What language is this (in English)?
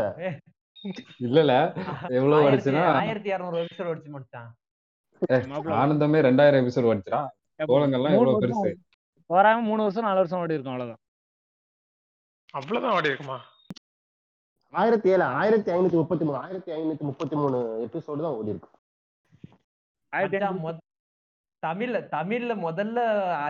Tamil